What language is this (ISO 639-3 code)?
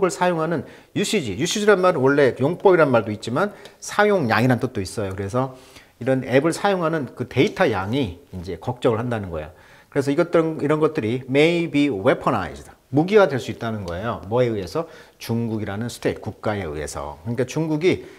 kor